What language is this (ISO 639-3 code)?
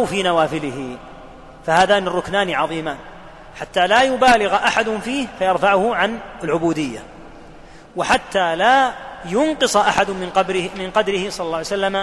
ara